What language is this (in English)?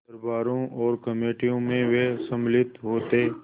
Hindi